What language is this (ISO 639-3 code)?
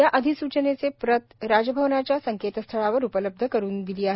mar